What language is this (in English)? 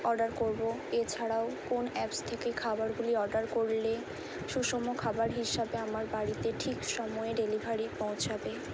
Bangla